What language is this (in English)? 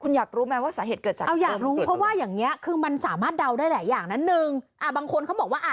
Thai